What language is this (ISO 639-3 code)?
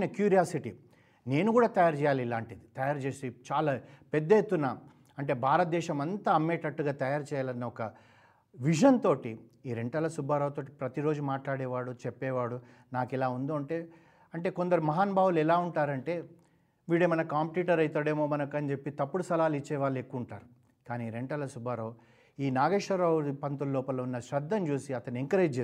tel